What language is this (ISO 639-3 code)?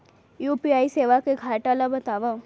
hne